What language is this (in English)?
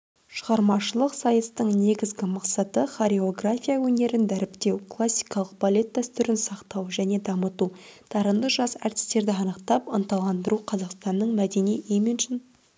Kazakh